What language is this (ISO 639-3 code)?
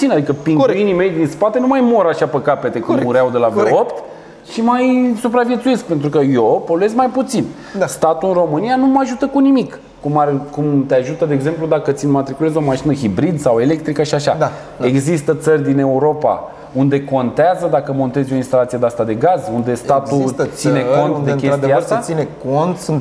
ron